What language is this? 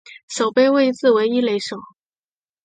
Chinese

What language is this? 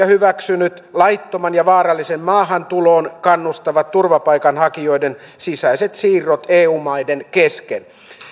Finnish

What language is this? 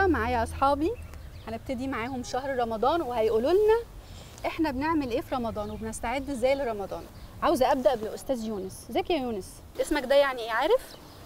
Arabic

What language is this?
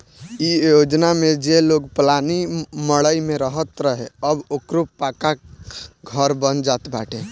Bhojpuri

